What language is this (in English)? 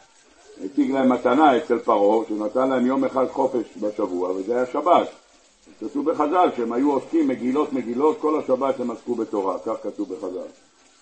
Hebrew